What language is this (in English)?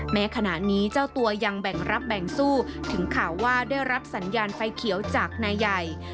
Thai